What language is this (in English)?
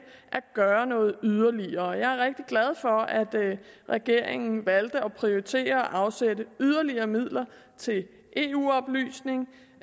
Danish